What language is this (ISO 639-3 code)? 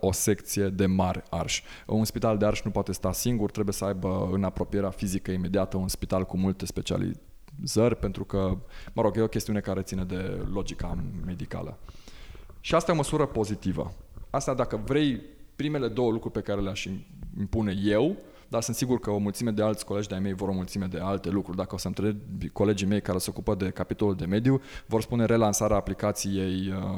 ron